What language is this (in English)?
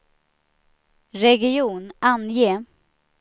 Swedish